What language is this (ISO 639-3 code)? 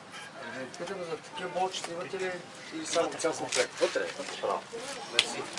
bul